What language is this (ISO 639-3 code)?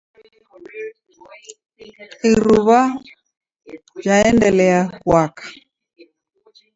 dav